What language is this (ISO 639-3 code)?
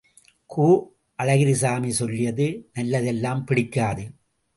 tam